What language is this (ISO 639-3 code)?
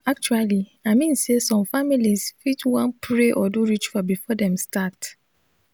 pcm